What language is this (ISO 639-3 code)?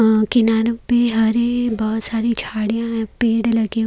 hin